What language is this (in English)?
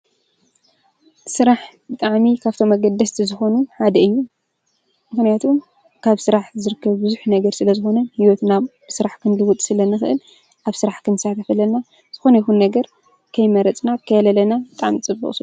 Tigrinya